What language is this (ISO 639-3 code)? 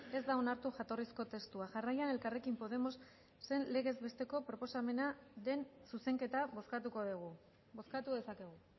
eus